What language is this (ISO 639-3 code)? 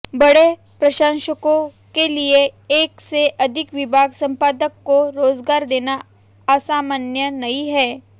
hin